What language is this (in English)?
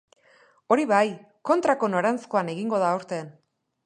Basque